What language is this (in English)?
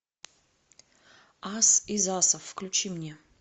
Russian